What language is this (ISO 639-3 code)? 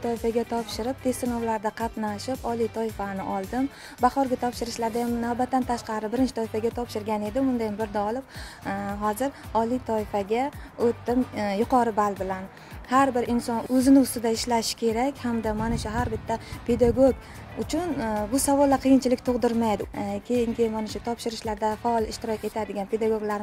tur